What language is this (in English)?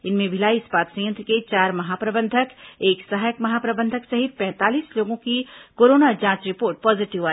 Hindi